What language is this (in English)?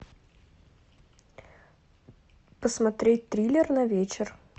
Russian